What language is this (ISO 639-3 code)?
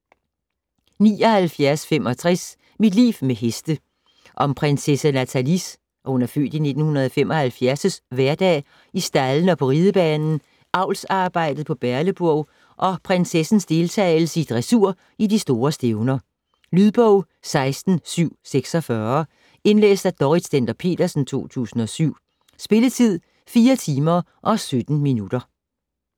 dan